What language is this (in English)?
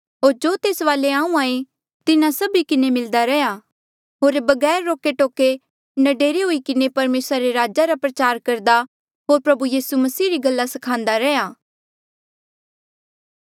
Mandeali